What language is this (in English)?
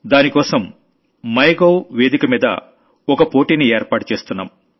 Telugu